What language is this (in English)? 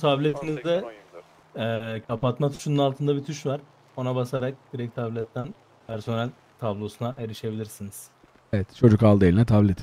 Turkish